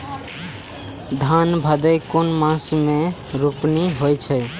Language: Maithili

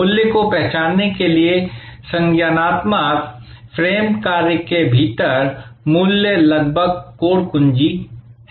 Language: Hindi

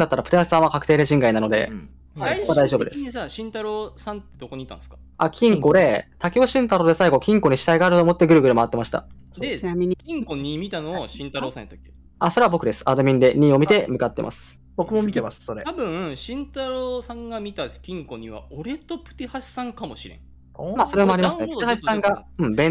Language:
Japanese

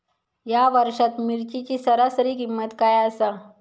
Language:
Marathi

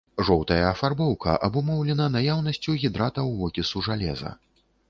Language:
Belarusian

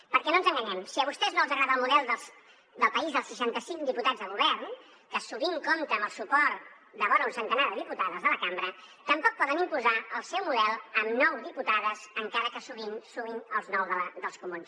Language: Catalan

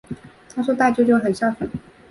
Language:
Chinese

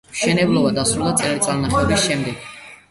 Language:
Georgian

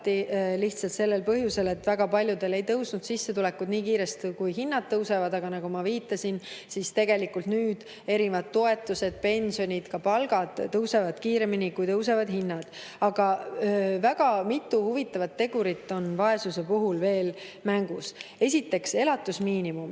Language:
Estonian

